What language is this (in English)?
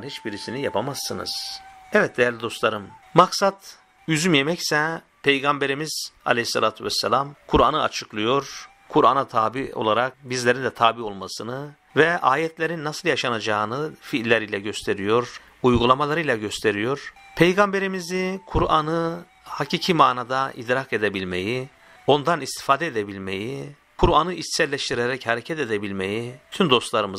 Turkish